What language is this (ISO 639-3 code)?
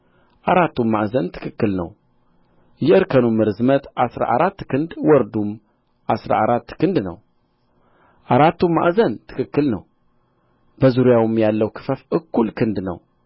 amh